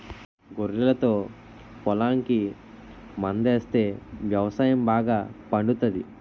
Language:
Telugu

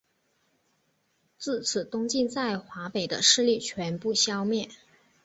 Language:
Chinese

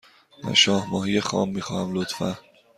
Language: Persian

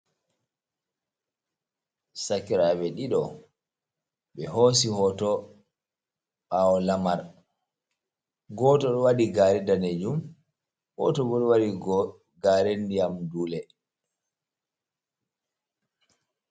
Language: Fula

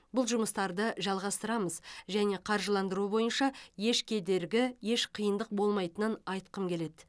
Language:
Kazakh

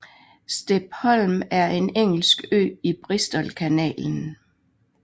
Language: Danish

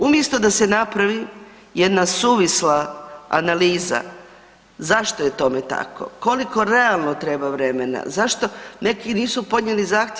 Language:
Croatian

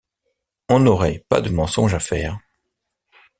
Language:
French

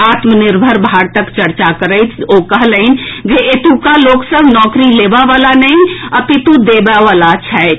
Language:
Maithili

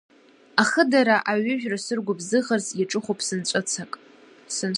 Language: Abkhazian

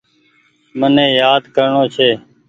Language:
Goaria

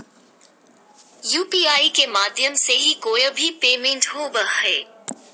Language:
Magahi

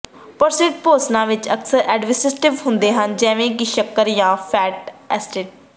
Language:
Punjabi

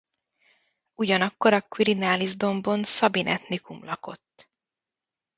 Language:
Hungarian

